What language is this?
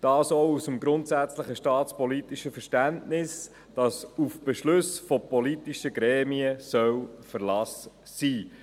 Swiss German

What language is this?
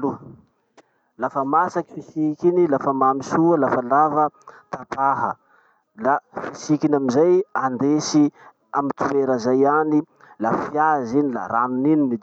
Masikoro Malagasy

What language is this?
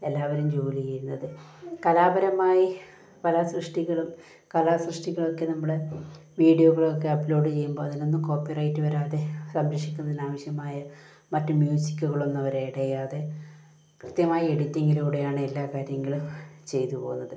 Malayalam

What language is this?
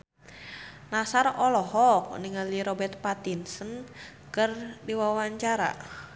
Sundanese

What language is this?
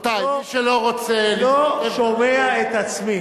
Hebrew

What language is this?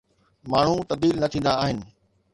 Sindhi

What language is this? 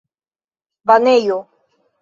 Esperanto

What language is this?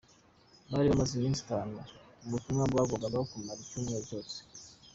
Kinyarwanda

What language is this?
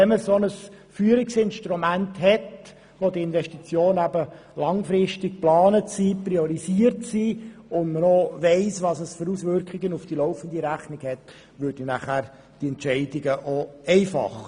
Swiss German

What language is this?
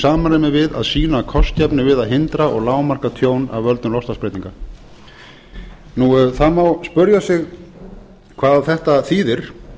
Icelandic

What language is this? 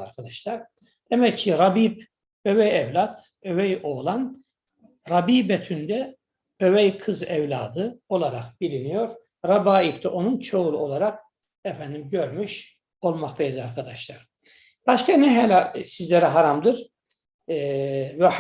Turkish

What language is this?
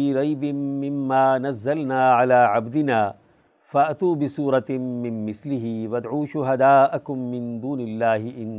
Urdu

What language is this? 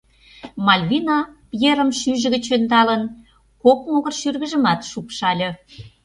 Mari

